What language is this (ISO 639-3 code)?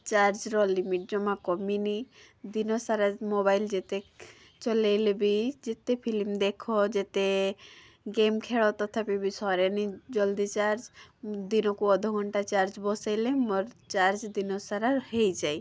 ori